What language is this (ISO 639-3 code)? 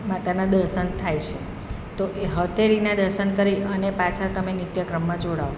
guj